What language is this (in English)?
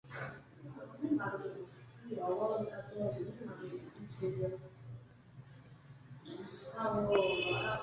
Medumba